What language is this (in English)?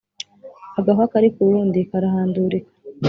Kinyarwanda